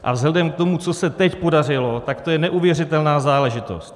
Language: Czech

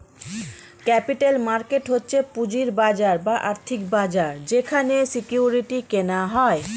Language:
Bangla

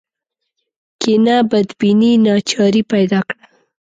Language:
Pashto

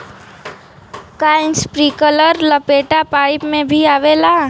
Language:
Bhojpuri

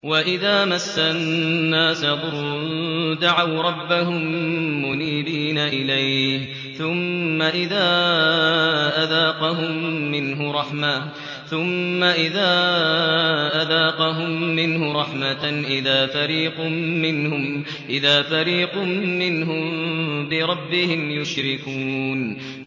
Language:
Arabic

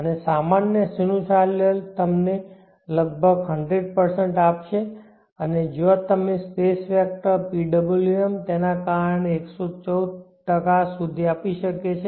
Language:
Gujarati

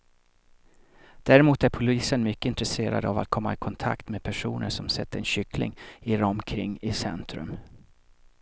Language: Swedish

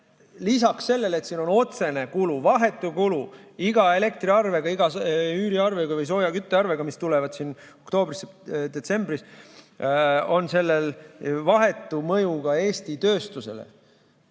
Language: Estonian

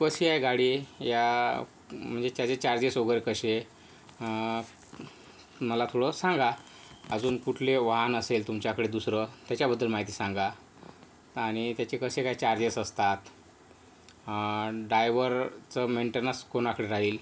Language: Marathi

